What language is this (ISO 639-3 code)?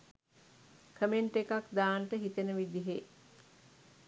sin